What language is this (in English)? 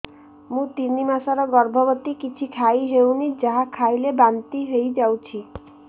Odia